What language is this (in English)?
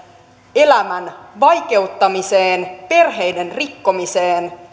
Finnish